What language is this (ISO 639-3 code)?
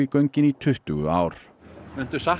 isl